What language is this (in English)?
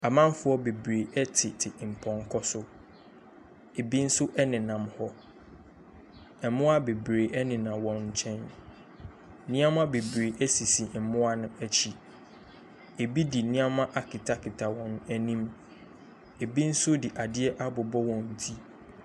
Akan